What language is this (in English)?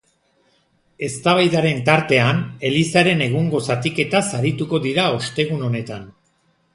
Basque